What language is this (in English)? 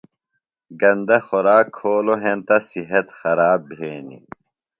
Phalura